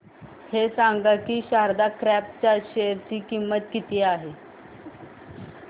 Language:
Marathi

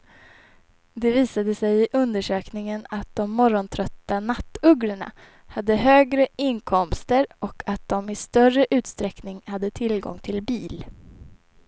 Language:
Swedish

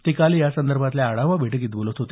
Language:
Marathi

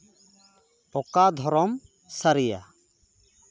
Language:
Santali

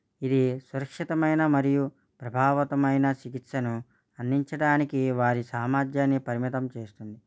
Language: Telugu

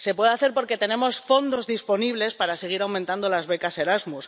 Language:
Spanish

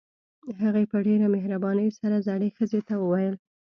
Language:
Pashto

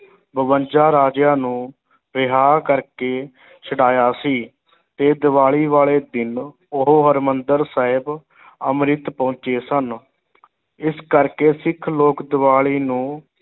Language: Punjabi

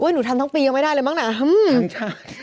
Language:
Thai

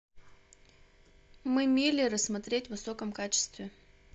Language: Russian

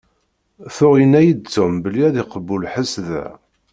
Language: Kabyle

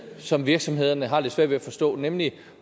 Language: Danish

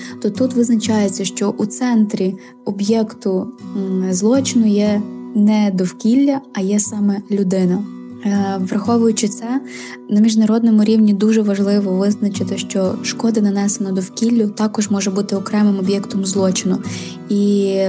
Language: Ukrainian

